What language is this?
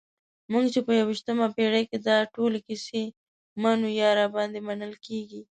Pashto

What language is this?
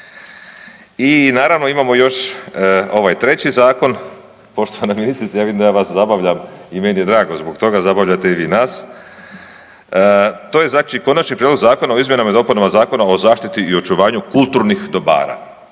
Croatian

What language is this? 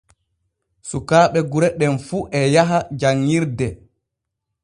Borgu Fulfulde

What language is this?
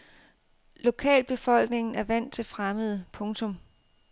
Danish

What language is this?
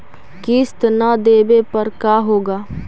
Magahi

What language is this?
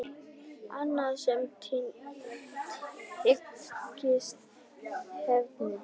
Icelandic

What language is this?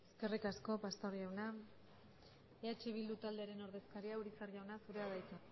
Basque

